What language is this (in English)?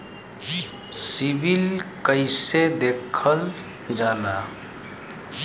Bhojpuri